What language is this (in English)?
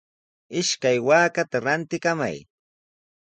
Sihuas Ancash Quechua